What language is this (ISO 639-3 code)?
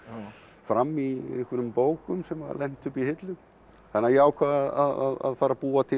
isl